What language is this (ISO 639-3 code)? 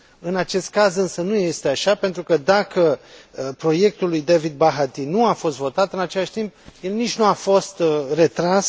ron